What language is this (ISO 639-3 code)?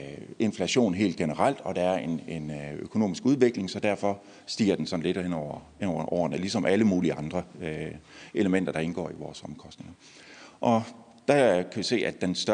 dan